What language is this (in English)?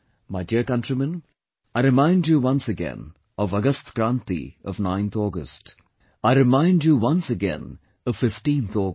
English